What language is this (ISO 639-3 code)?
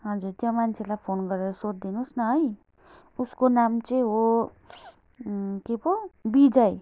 nep